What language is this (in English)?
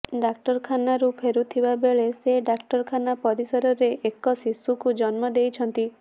Odia